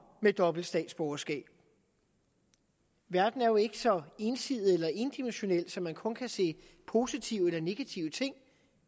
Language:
Danish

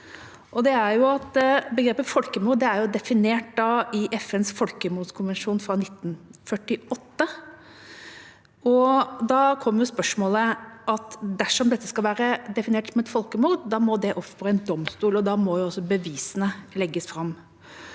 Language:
Norwegian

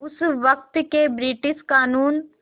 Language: Hindi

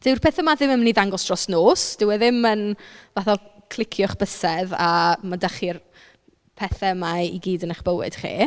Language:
Welsh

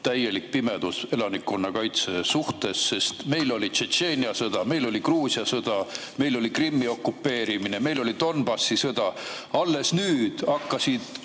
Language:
Estonian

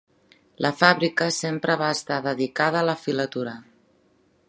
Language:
Catalan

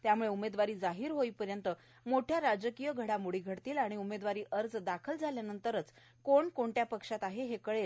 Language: Marathi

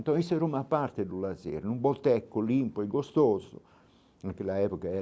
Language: Portuguese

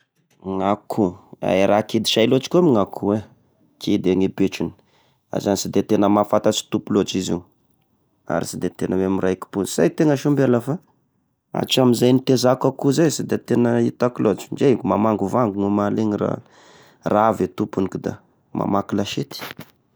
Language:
Tesaka Malagasy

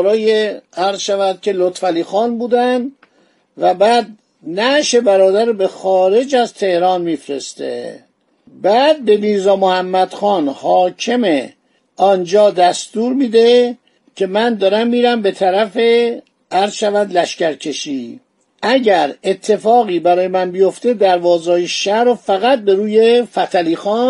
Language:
Persian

